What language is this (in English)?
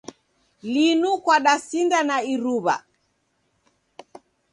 Taita